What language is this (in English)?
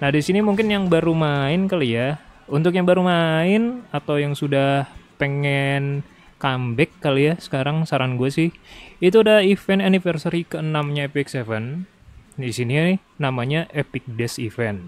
Indonesian